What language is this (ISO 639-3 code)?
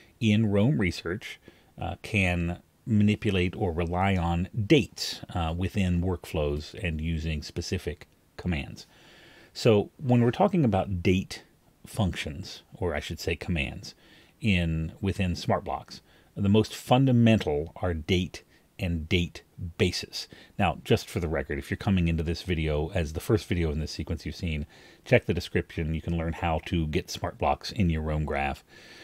eng